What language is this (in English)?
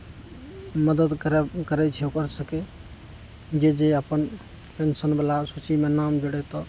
Maithili